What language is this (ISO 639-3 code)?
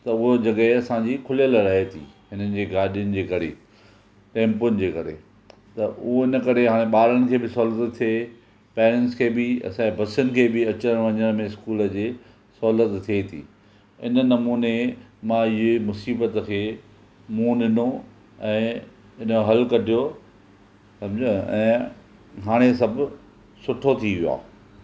snd